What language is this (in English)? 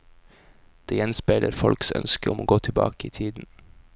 Norwegian